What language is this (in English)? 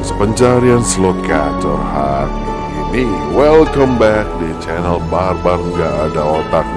Indonesian